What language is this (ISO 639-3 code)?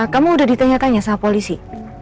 ind